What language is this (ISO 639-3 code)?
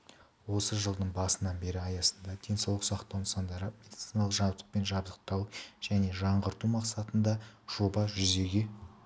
kaz